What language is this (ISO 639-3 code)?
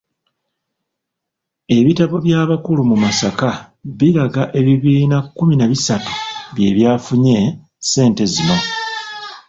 lug